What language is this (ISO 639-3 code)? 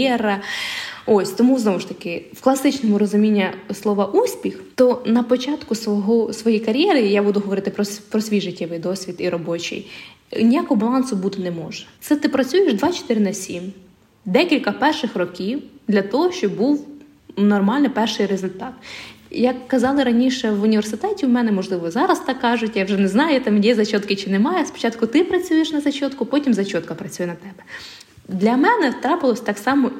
ukr